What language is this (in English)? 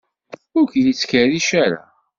Kabyle